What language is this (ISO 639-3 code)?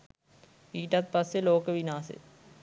sin